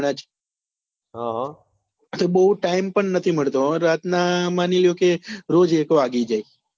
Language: Gujarati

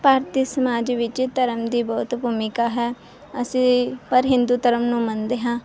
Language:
Punjabi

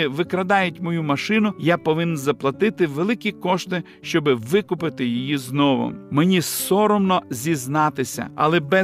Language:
Ukrainian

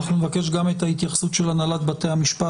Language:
Hebrew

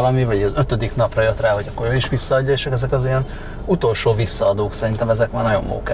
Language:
Hungarian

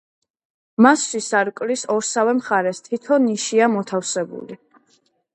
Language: Georgian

